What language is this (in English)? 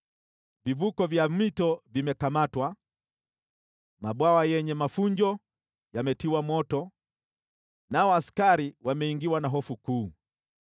Swahili